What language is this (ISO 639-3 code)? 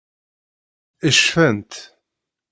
kab